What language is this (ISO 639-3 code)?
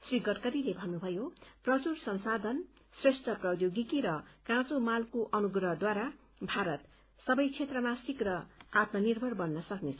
nep